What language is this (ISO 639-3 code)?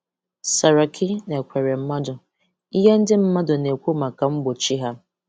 ibo